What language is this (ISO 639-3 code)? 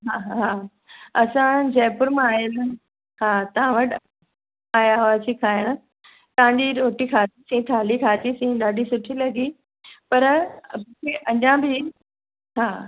snd